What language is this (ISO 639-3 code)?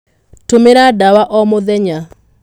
kik